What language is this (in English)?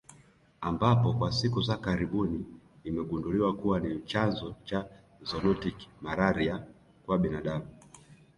Swahili